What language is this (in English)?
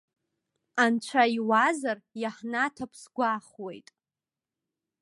Abkhazian